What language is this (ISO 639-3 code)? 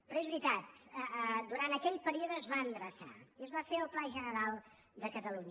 cat